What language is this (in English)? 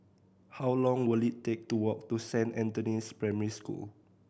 English